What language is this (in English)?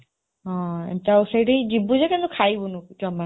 Odia